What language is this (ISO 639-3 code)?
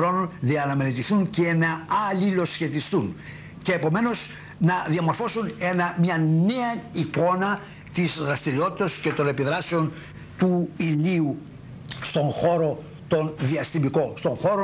ell